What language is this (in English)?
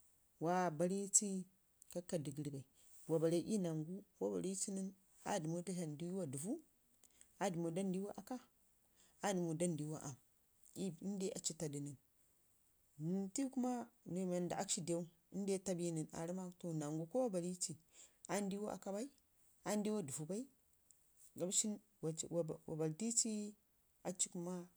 Ngizim